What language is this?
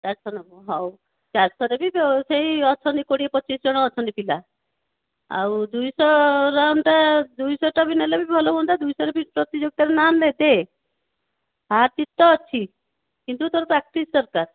Odia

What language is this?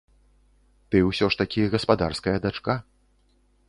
Belarusian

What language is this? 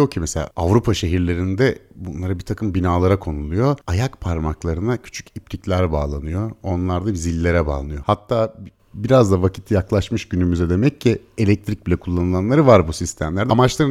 Turkish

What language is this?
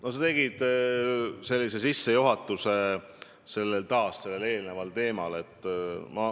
Estonian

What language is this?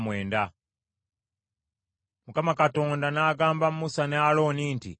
Ganda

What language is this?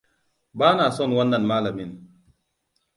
Hausa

